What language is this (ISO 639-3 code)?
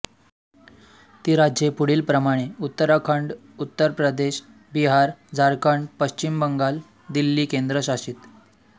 mar